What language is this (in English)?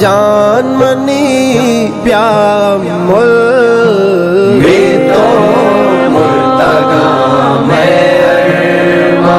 Hindi